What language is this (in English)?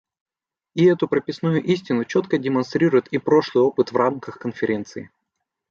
Russian